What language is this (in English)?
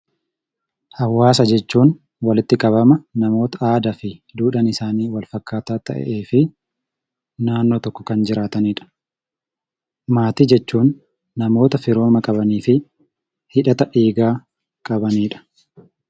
Oromo